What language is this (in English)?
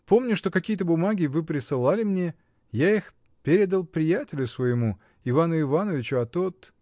Russian